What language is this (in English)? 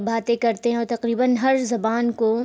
Urdu